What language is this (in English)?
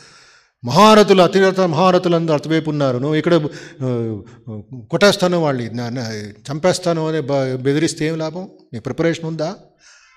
Telugu